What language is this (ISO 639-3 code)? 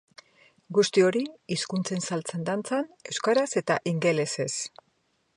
eus